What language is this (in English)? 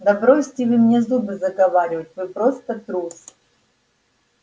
Russian